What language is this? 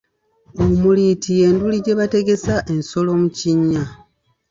Ganda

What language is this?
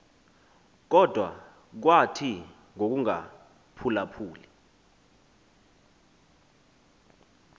Xhosa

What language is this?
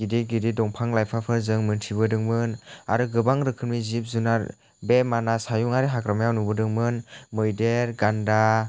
Bodo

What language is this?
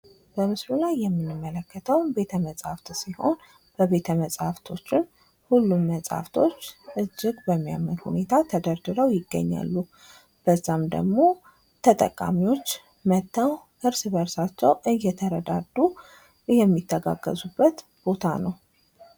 Amharic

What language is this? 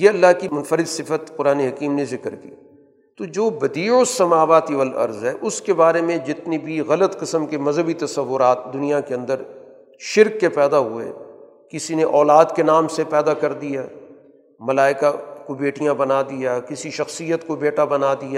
Urdu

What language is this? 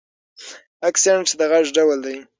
Pashto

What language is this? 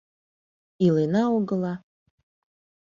Mari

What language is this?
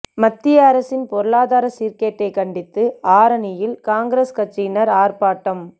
Tamil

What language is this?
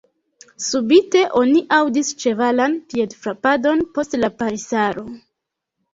Esperanto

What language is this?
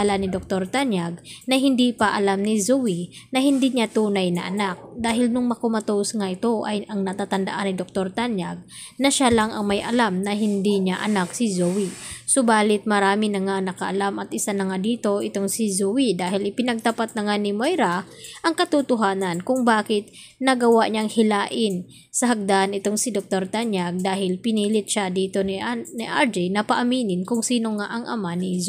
Filipino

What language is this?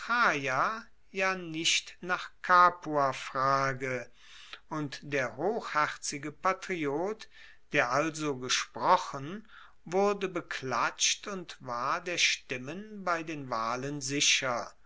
German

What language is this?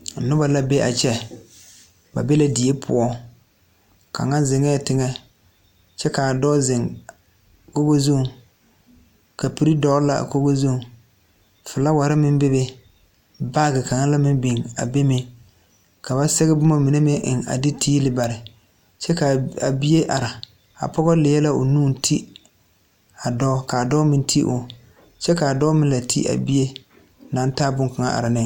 Southern Dagaare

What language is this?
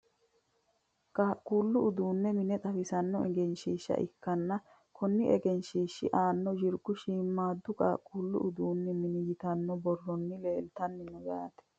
Sidamo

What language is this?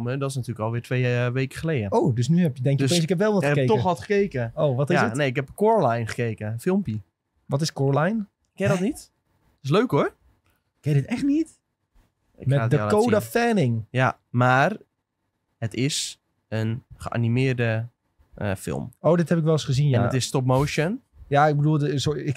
Dutch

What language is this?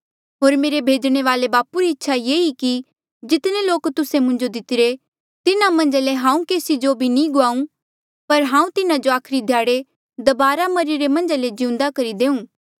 Mandeali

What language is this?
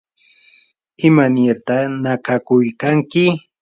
Yanahuanca Pasco Quechua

